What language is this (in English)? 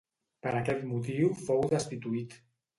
Catalan